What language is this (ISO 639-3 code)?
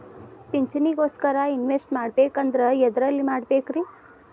kan